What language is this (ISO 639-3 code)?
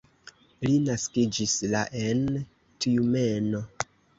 epo